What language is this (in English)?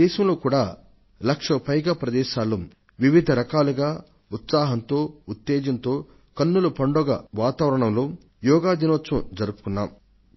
Telugu